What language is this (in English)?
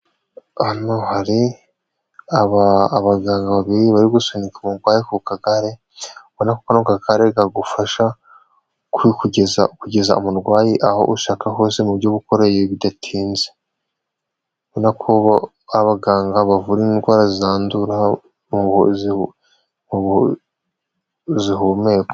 Kinyarwanda